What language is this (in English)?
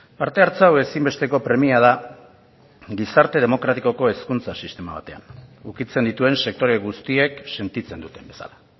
Basque